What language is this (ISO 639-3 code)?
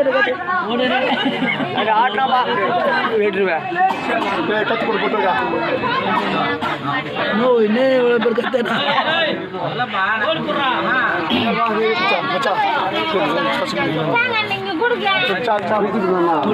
tha